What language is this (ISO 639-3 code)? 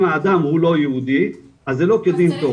heb